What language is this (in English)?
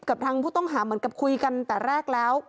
Thai